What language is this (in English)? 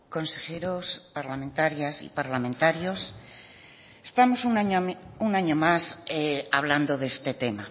Spanish